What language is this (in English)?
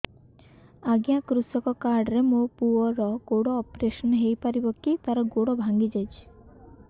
Odia